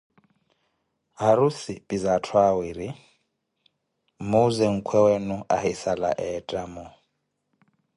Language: Koti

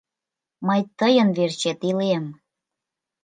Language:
Mari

